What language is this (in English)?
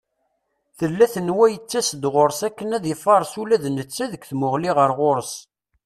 Kabyle